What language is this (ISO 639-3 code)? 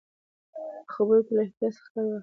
pus